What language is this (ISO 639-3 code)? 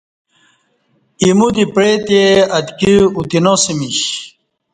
bsh